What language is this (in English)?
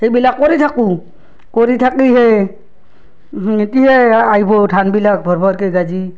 Assamese